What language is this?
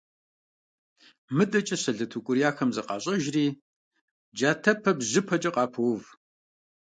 Kabardian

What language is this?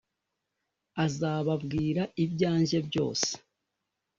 Kinyarwanda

